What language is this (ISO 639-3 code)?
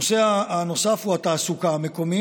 heb